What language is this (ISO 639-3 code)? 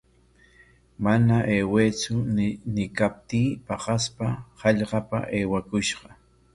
qwa